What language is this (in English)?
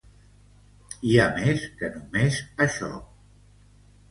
Catalan